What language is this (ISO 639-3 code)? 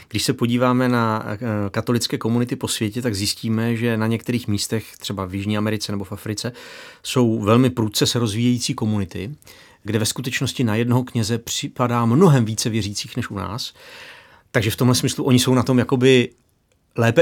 ces